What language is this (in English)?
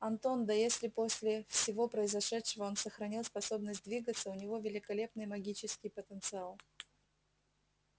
Russian